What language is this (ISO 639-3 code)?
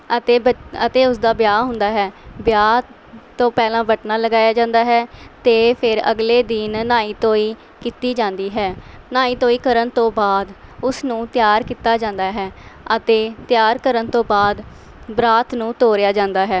pan